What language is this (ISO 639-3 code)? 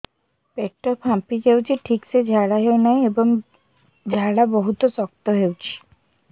ori